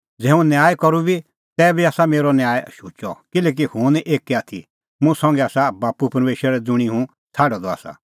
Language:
Kullu Pahari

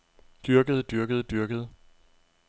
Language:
Danish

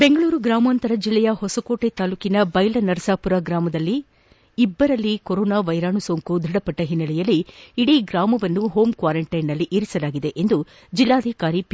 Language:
Kannada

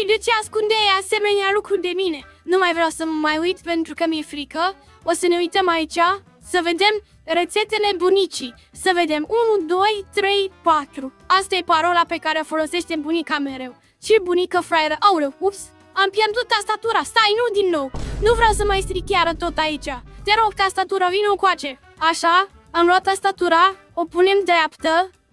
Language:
Romanian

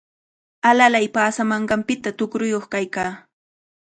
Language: Cajatambo North Lima Quechua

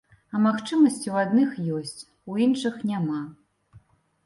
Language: Belarusian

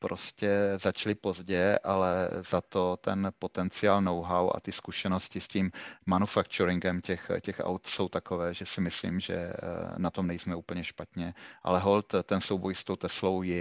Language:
Czech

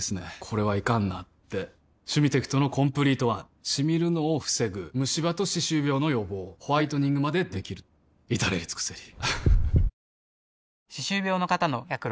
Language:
Japanese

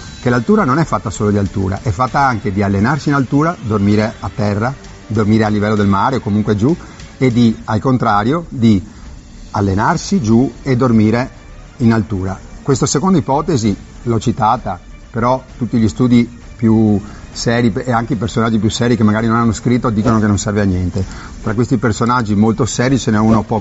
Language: Italian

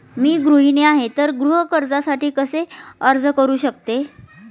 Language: Marathi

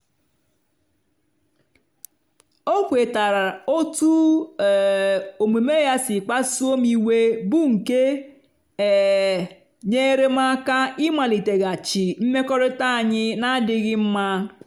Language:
Igbo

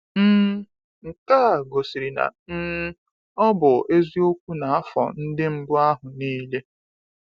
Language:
Igbo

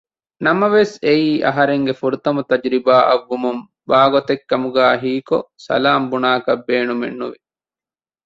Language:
Divehi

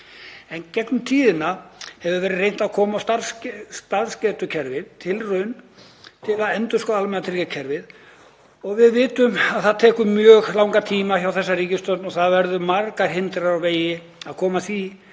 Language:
Icelandic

